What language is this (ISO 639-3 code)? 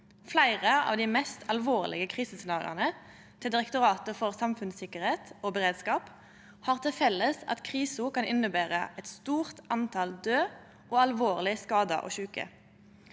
nor